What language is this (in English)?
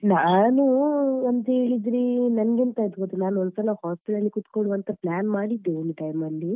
Kannada